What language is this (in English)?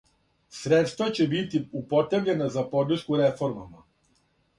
Serbian